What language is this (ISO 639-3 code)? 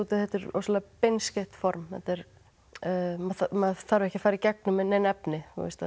isl